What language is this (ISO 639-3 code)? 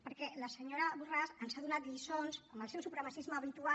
cat